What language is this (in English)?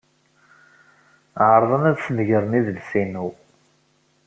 Kabyle